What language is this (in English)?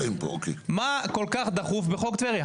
Hebrew